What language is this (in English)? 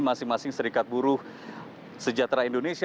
Indonesian